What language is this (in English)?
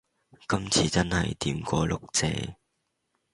Cantonese